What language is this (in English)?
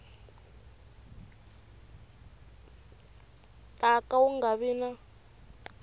Tsonga